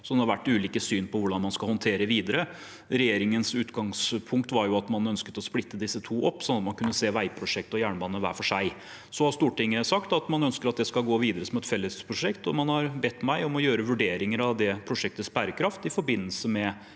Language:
Norwegian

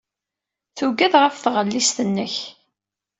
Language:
Kabyle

